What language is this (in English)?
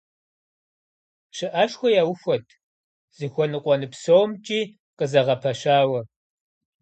Kabardian